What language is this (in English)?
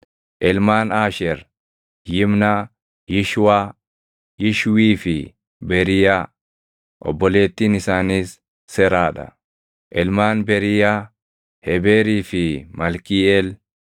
Oromo